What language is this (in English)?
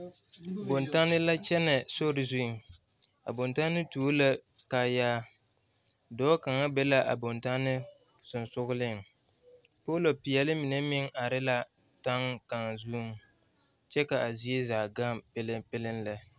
Southern Dagaare